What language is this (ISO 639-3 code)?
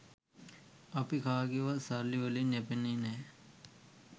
sin